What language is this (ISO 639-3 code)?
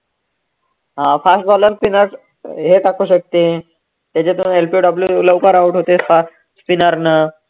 mar